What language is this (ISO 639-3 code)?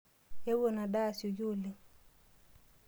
mas